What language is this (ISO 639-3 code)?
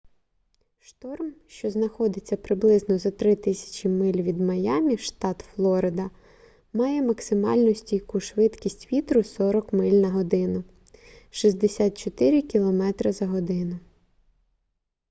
ukr